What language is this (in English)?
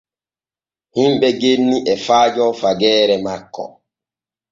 Borgu Fulfulde